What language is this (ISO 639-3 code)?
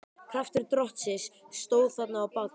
isl